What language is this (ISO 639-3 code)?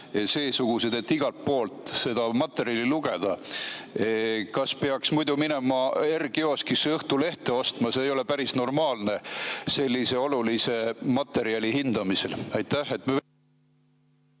est